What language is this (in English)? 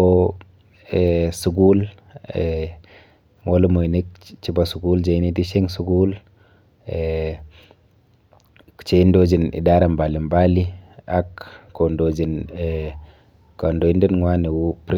Kalenjin